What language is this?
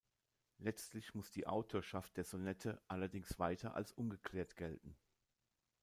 German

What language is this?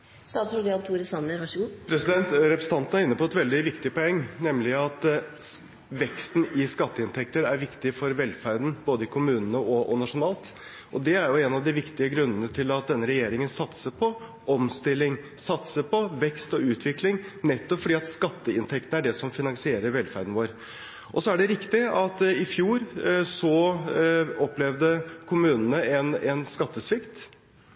Norwegian Bokmål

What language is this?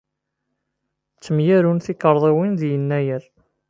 Kabyle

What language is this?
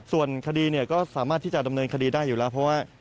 Thai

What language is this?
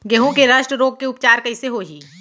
Chhattisgarhi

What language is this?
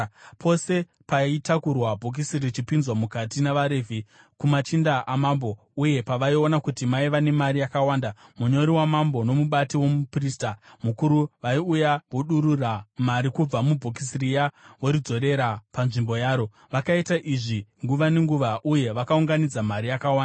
Shona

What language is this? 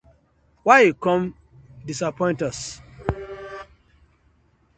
Nigerian Pidgin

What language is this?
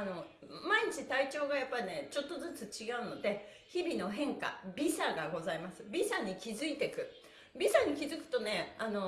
Japanese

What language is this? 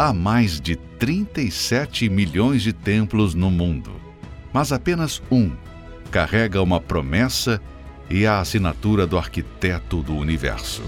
Portuguese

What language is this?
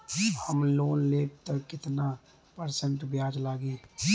Bhojpuri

